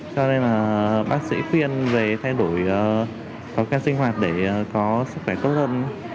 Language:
Vietnamese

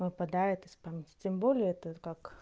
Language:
Russian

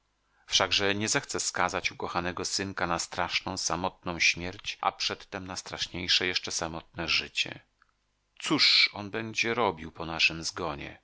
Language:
Polish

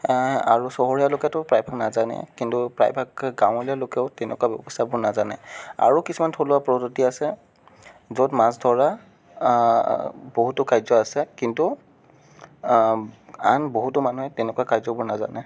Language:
Assamese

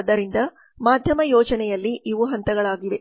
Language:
Kannada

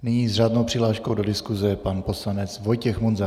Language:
Czech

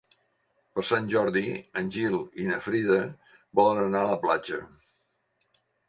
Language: Catalan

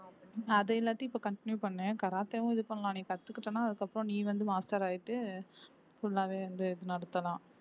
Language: Tamil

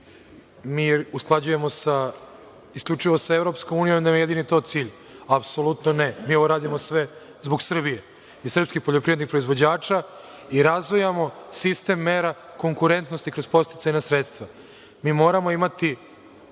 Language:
Serbian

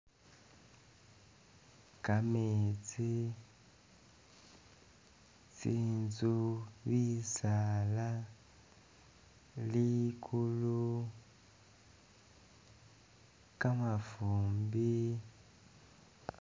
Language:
Masaaba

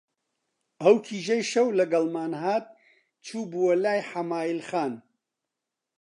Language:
Central Kurdish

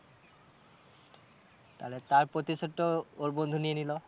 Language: Bangla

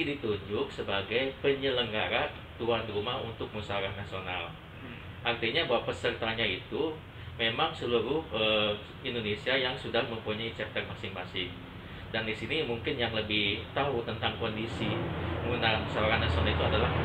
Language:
Indonesian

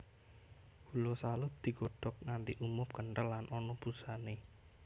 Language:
Javanese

